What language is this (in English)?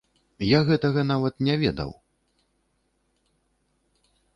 Belarusian